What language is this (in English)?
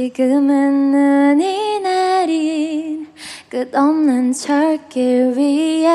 Korean